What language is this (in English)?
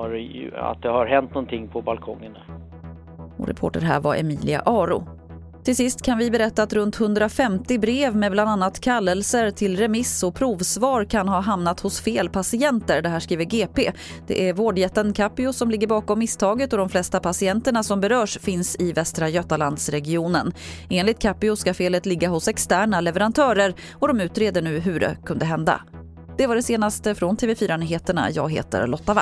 Swedish